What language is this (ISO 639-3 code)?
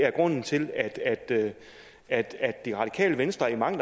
dan